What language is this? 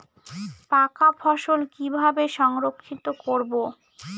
Bangla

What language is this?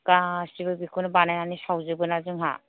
Bodo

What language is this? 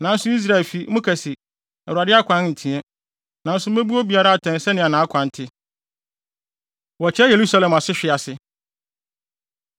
Akan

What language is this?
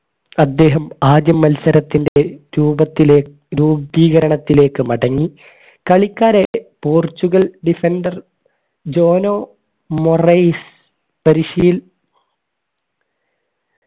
Malayalam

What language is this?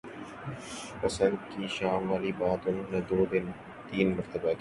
Urdu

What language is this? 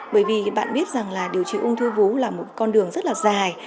Vietnamese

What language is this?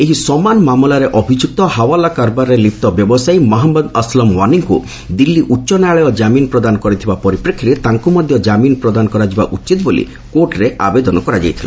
Odia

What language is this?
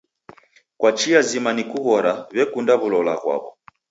Taita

